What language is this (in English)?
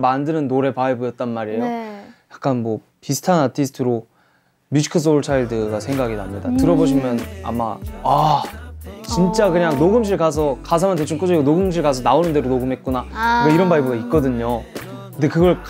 Korean